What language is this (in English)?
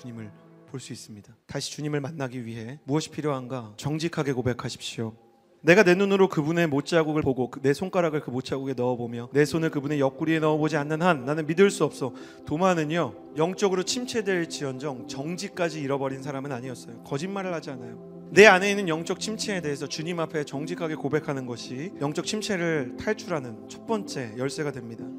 Korean